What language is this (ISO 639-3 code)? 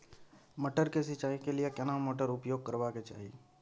mai